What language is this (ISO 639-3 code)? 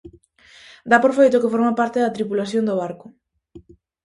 glg